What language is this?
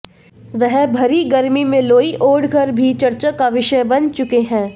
Hindi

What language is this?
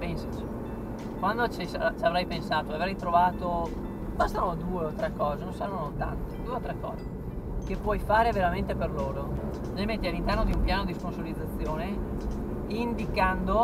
Italian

